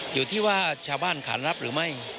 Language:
Thai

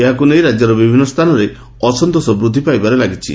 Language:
Odia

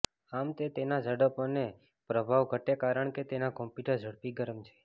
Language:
Gujarati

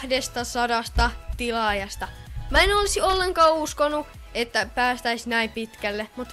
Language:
Finnish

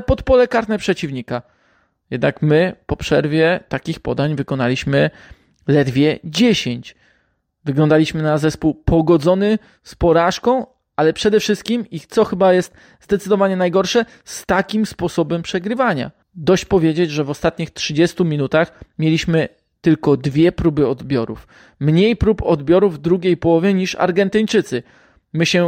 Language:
Polish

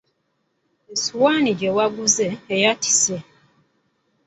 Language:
Ganda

